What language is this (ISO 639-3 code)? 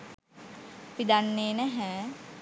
sin